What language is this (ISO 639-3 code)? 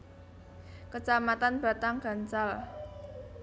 jav